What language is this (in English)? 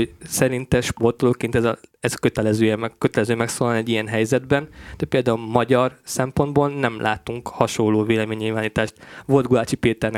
Hungarian